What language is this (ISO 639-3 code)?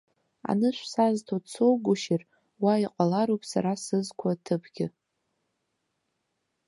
abk